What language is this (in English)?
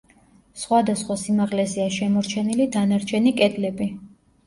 Georgian